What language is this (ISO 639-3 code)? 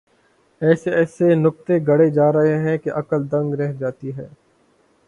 urd